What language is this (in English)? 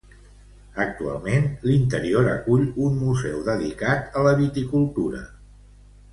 Catalan